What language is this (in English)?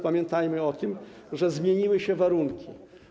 Polish